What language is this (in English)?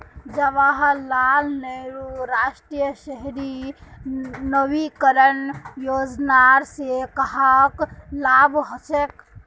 Magahi